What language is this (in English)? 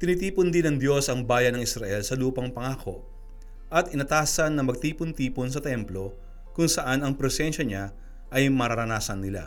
Filipino